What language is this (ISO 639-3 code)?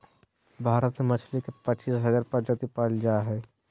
mag